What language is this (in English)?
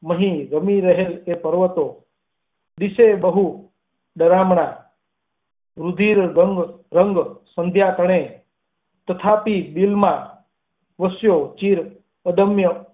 Gujarati